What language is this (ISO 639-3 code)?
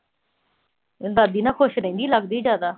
pan